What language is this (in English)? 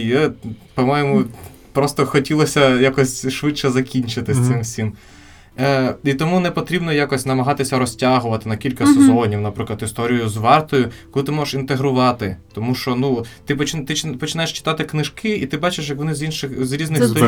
Ukrainian